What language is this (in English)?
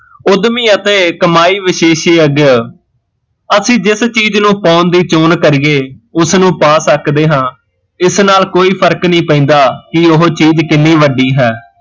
Punjabi